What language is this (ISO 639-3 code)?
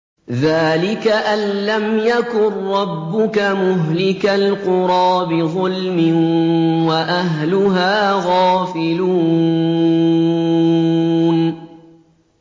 ara